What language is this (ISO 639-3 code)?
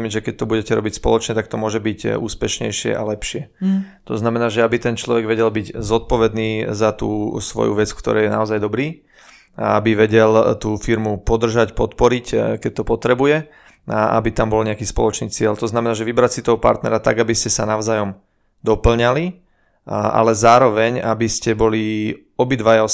slk